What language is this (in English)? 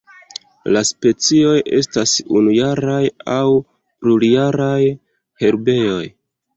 Esperanto